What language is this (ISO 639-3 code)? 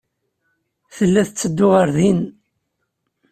kab